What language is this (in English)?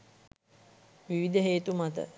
Sinhala